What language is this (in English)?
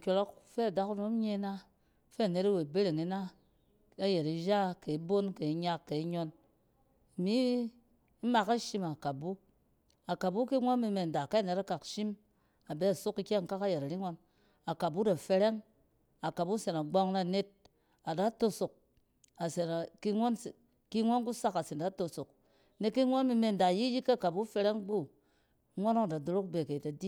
Cen